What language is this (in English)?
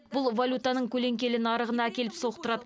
Kazakh